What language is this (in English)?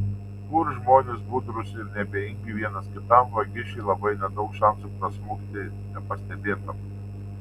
Lithuanian